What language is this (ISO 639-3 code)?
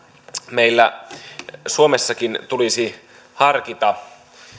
fin